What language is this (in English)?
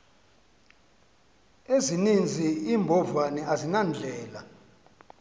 Xhosa